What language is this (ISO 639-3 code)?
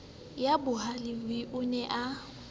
sot